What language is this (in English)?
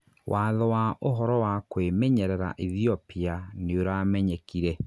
Kikuyu